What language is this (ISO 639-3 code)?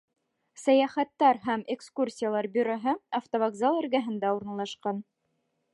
bak